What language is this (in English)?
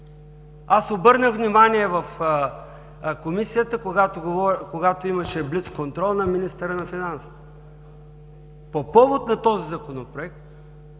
Bulgarian